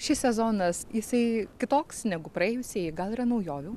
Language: Lithuanian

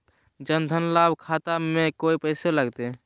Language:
Magahi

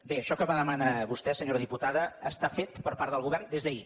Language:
Catalan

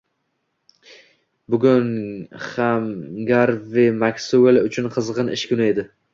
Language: Uzbek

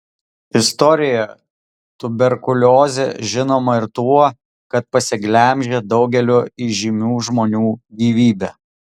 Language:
Lithuanian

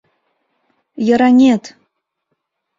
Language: Mari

